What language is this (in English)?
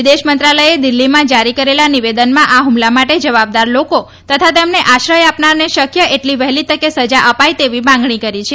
Gujarati